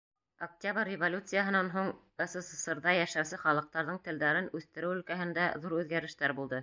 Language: Bashkir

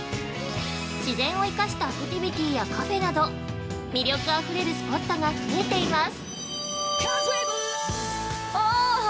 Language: Japanese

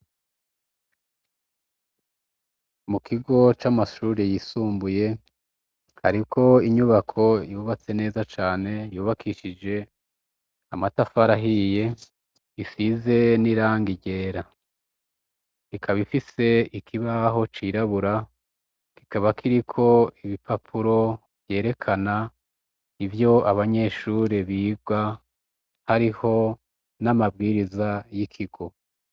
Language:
Rundi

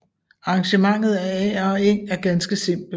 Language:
Danish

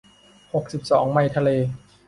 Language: Thai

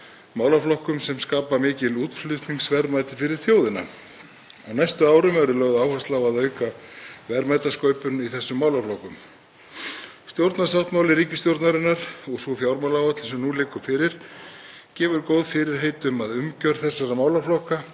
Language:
Icelandic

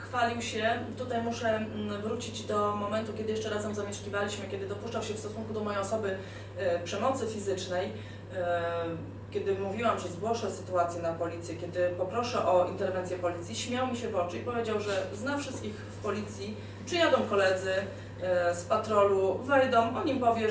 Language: Polish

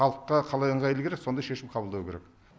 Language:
Kazakh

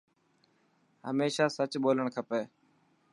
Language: Dhatki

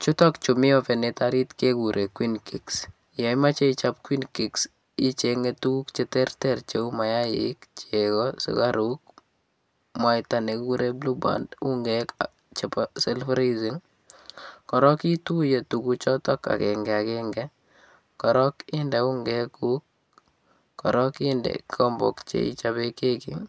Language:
Kalenjin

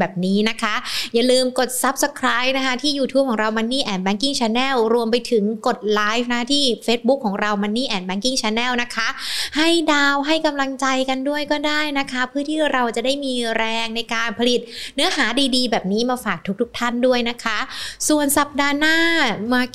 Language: Thai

